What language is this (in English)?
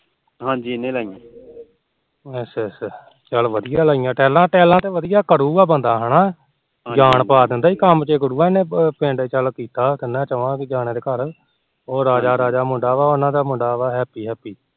Punjabi